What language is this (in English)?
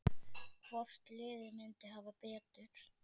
Icelandic